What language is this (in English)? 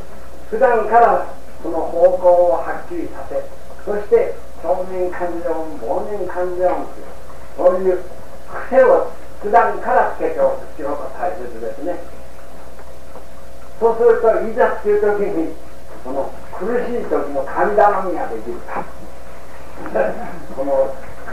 Japanese